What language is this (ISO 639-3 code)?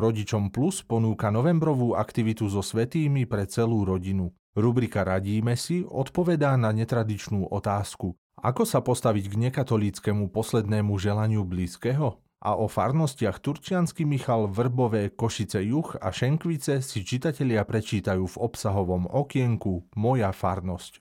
slk